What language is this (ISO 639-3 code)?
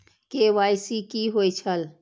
mai